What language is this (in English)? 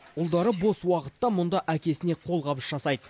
Kazakh